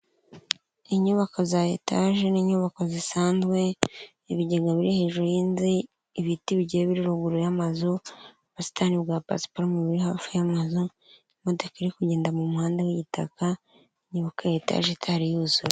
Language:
Kinyarwanda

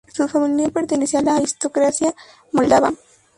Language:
Spanish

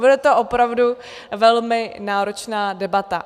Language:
Czech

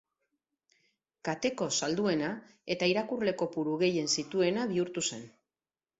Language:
Basque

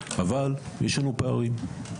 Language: Hebrew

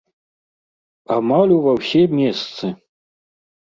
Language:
Belarusian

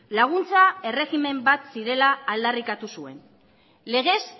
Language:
Basque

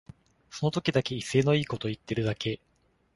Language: Japanese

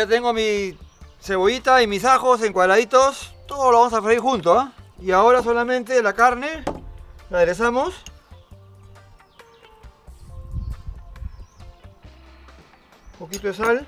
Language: Spanish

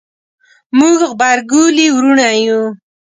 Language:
Pashto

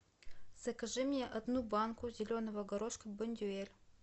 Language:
Russian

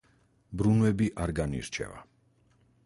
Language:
Georgian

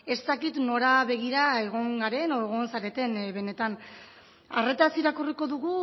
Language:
Basque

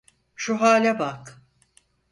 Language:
Turkish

